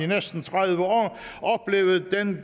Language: Danish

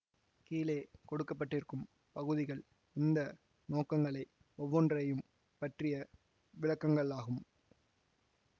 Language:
Tamil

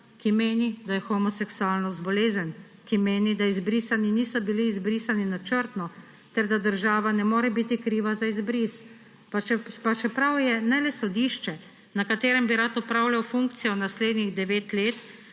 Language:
Slovenian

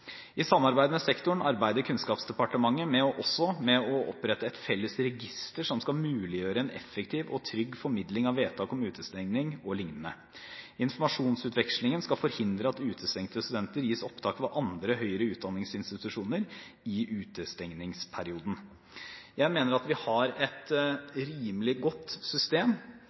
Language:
Norwegian Bokmål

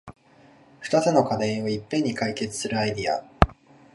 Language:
Japanese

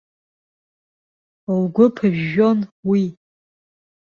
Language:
Abkhazian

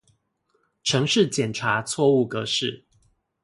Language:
Chinese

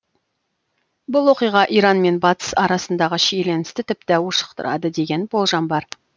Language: Kazakh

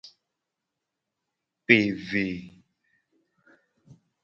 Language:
Gen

